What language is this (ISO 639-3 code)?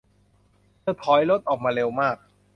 tha